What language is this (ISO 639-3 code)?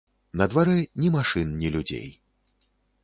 bel